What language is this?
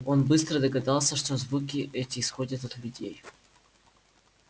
Russian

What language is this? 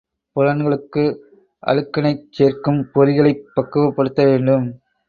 Tamil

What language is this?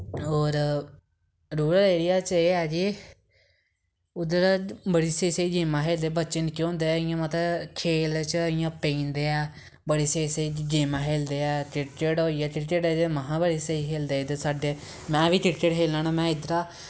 Dogri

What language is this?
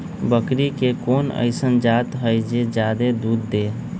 Magahi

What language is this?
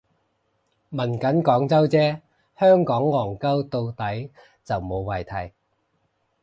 Cantonese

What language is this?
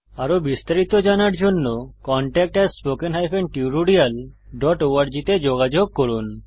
Bangla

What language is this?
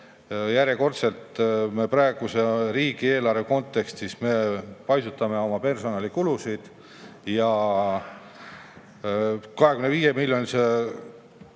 Estonian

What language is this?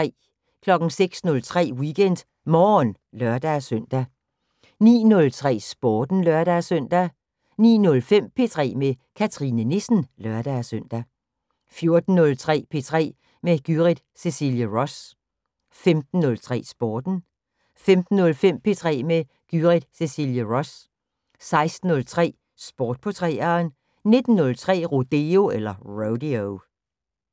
Danish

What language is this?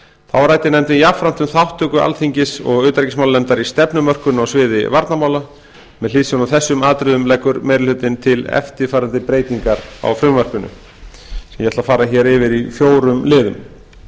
Icelandic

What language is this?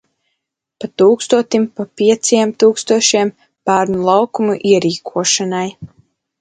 Latvian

